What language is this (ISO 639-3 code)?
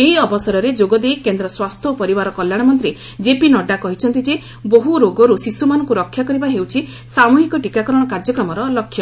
ori